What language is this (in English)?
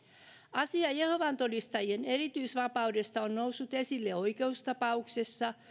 Finnish